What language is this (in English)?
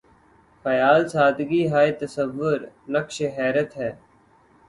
Urdu